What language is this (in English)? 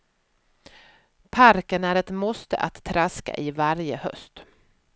Swedish